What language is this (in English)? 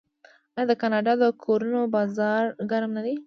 Pashto